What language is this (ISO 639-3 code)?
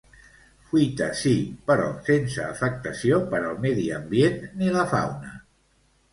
cat